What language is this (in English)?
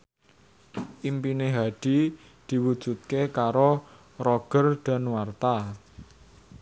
Javanese